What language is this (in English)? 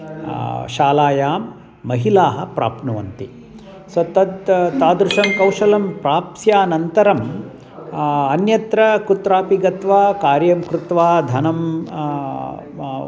Sanskrit